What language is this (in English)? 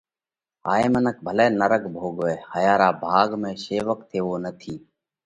Parkari Koli